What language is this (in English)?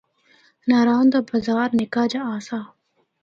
Northern Hindko